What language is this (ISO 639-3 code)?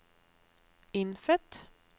nor